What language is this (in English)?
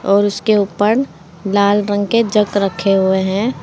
Hindi